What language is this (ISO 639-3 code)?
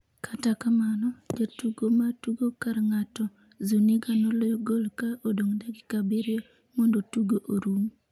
luo